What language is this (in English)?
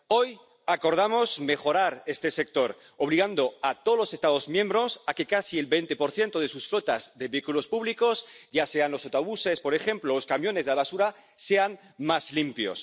Spanish